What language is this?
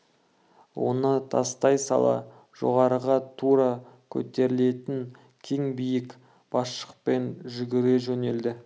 Kazakh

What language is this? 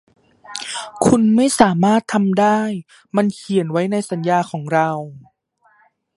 Thai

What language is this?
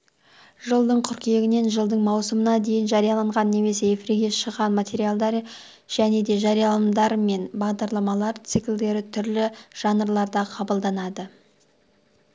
Kazakh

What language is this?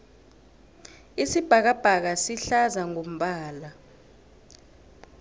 South Ndebele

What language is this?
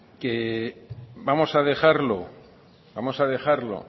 Spanish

